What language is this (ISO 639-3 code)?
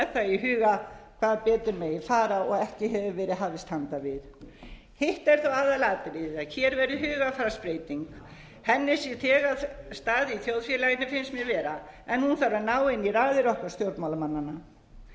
isl